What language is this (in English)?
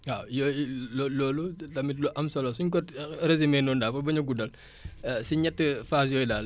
Wolof